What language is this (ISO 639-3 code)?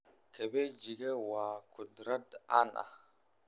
som